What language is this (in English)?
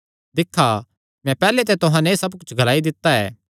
Kangri